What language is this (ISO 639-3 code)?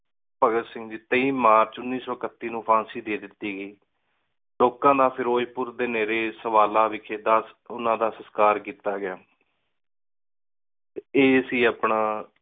pan